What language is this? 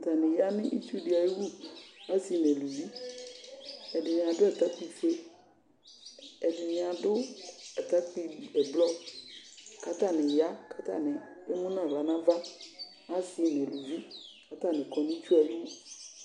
Ikposo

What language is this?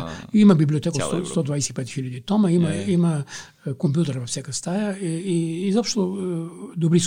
Bulgarian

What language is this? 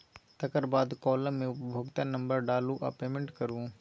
Maithili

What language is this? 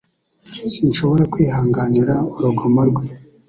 Kinyarwanda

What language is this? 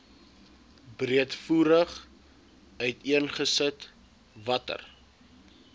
Afrikaans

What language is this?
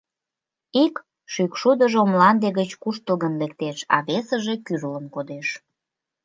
Mari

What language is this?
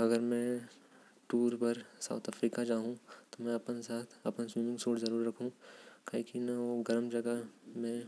Korwa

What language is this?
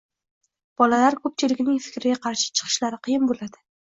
Uzbek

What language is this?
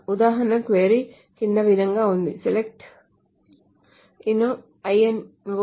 Telugu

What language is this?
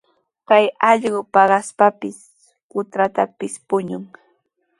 Sihuas Ancash Quechua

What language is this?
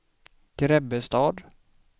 Swedish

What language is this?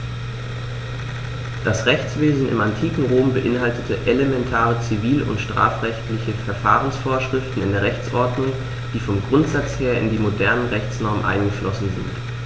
German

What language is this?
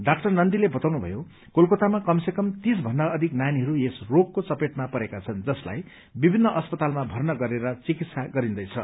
Nepali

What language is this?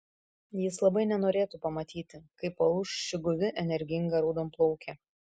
Lithuanian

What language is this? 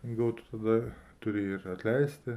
Lithuanian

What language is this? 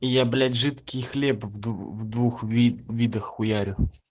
Russian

